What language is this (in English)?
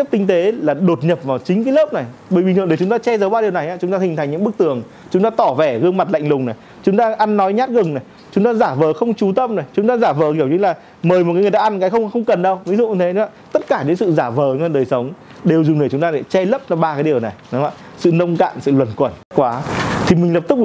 Vietnamese